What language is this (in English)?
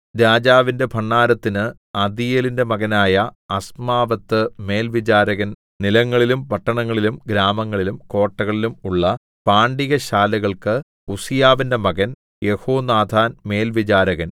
Malayalam